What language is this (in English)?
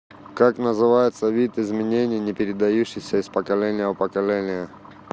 Russian